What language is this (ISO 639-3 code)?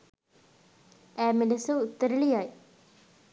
sin